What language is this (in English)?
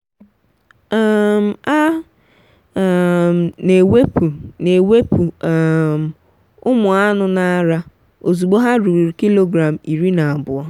Igbo